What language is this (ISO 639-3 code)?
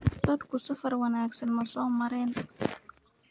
som